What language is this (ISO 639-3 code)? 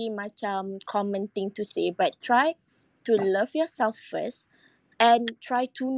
msa